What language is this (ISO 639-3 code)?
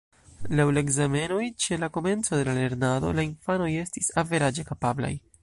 epo